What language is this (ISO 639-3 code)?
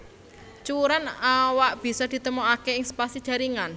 jav